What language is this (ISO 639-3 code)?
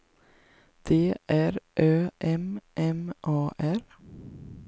swe